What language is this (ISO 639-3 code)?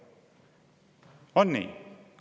est